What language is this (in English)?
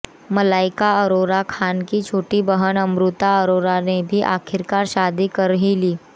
Hindi